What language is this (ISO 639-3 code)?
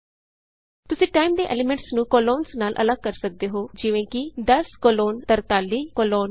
pan